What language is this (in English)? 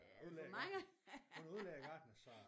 Danish